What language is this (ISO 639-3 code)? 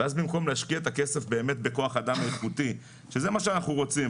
heb